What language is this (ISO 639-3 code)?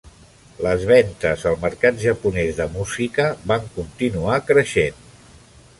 cat